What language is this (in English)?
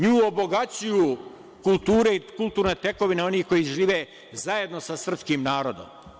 Serbian